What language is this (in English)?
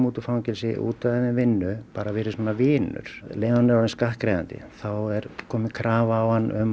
Icelandic